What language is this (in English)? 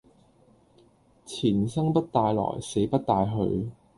Cantonese